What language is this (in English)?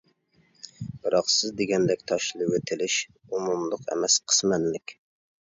Uyghur